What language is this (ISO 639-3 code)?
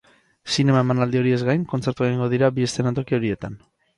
eus